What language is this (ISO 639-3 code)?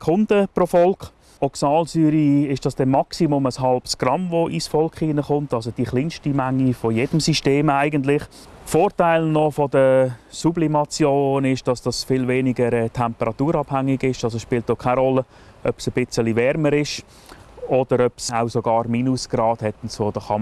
deu